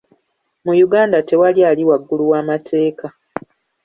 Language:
Ganda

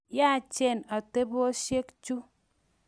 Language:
Kalenjin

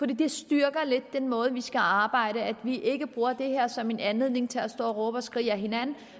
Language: Danish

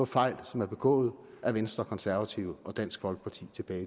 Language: Danish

